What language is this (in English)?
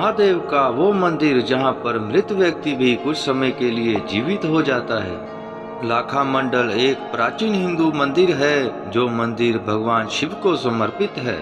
Hindi